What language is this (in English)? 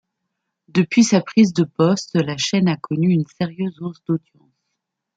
French